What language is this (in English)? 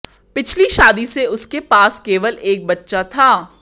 Hindi